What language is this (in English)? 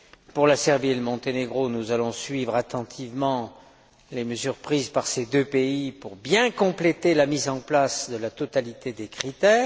French